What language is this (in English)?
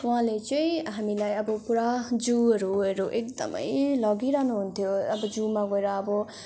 Nepali